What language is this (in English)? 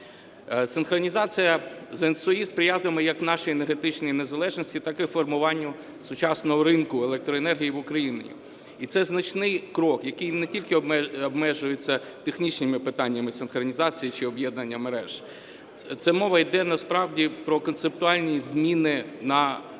Ukrainian